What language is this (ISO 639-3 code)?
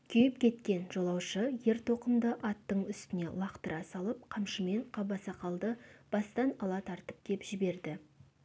kaz